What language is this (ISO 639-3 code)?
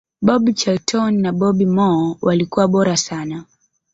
swa